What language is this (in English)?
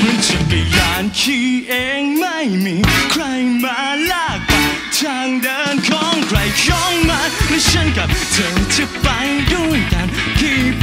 Thai